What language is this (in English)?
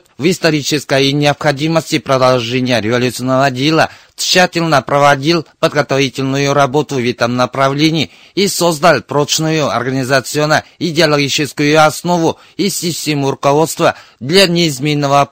Russian